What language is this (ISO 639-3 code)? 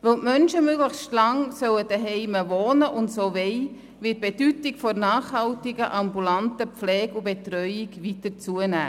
gsw